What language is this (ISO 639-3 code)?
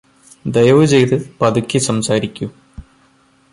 mal